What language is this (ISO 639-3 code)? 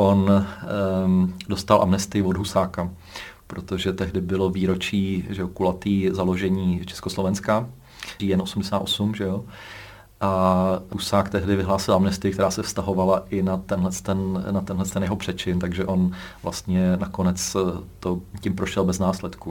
ces